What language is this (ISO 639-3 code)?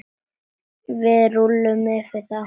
isl